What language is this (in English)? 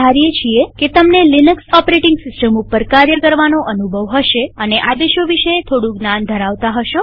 Gujarati